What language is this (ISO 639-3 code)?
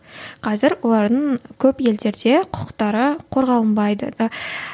kaz